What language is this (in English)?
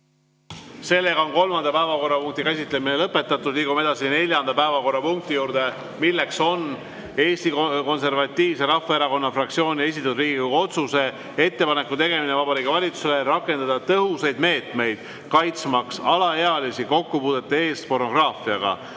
Estonian